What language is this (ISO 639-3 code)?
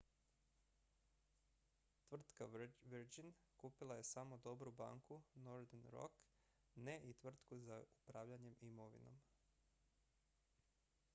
hrv